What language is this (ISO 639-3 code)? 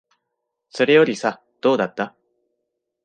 jpn